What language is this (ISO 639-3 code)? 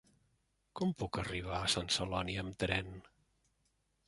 cat